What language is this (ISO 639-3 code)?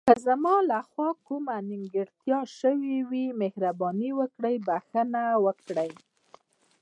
pus